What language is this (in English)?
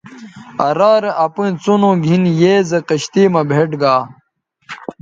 Bateri